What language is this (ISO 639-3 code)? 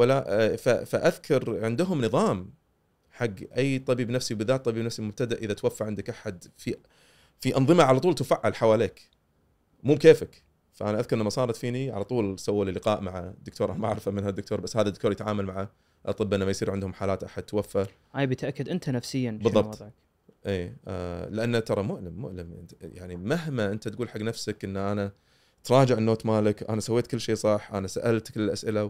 ara